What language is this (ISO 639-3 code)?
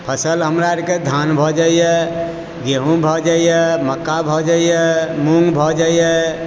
mai